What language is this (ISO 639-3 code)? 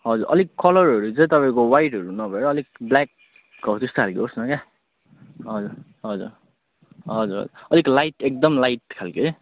nep